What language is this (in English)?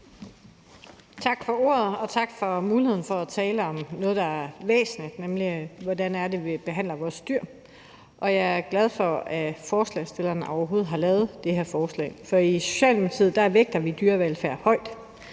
Danish